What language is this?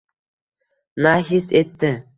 Uzbek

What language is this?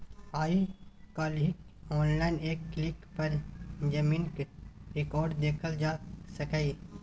Maithili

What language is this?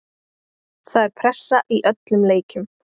Icelandic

